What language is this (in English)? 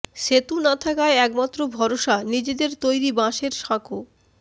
Bangla